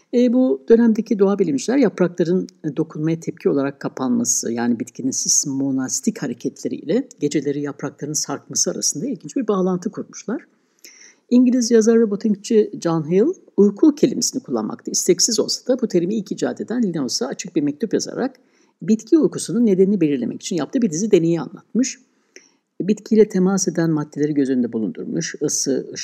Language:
Turkish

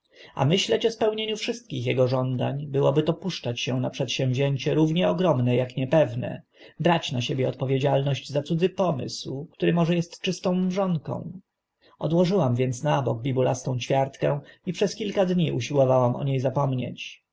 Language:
Polish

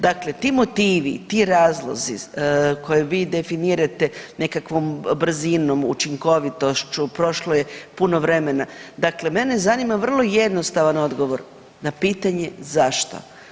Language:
Croatian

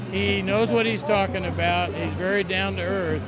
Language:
English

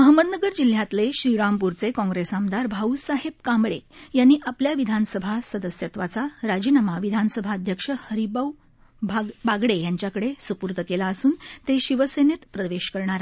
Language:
Marathi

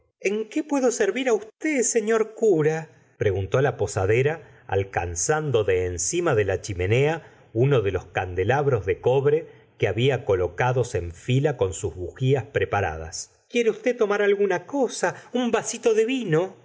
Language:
Spanish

